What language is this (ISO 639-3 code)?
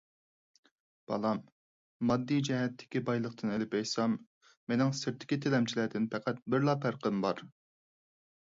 uig